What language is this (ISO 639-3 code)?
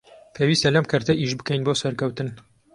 ckb